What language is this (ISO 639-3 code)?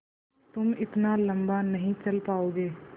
hin